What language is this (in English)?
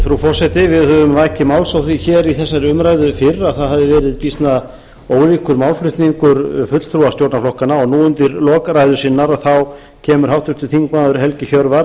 Icelandic